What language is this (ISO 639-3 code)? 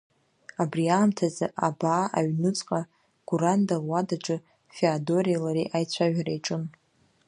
abk